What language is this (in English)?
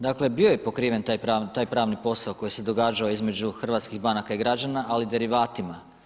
Croatian